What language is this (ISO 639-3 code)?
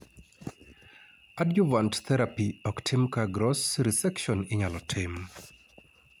luo